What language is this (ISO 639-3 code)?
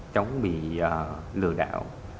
vie